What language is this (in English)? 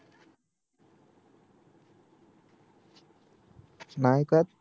Marathi